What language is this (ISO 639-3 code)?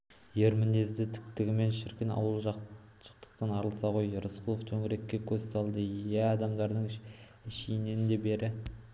kaz